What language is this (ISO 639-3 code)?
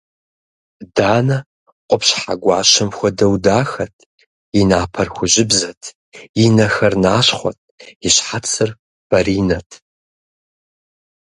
kbd